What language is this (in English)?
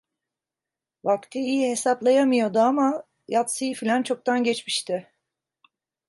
Turkish